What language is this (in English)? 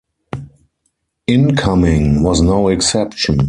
English